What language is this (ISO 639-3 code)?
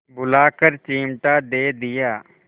hin